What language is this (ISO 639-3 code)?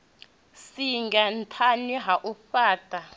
ven